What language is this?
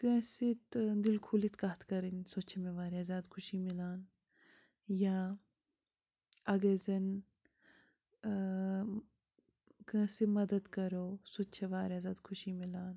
Kashmiri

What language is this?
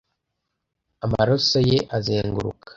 Kinyarwanda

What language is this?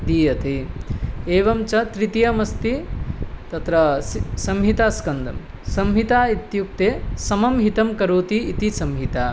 Sanskrit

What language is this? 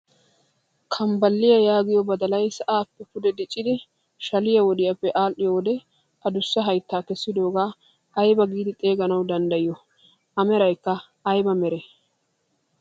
Wolaytta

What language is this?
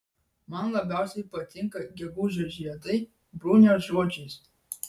Lithuanian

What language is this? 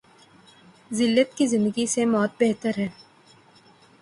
Urdu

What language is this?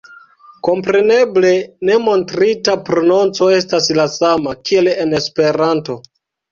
Esperanto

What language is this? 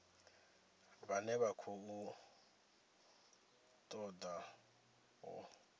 Venda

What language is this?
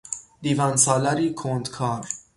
Persian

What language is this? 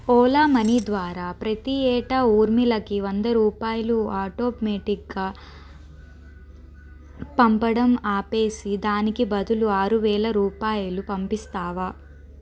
Telugu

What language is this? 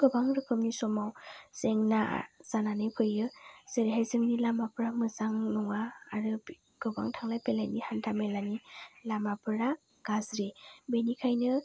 Bodo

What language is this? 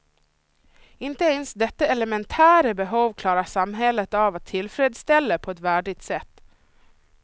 Swedish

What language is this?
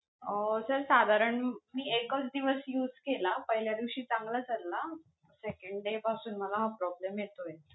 Marathi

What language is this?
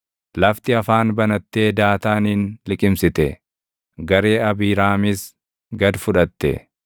Oromo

